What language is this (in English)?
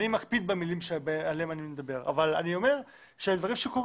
Hebrew